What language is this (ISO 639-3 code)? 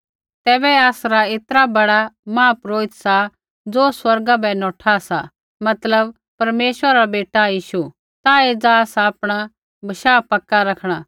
kfx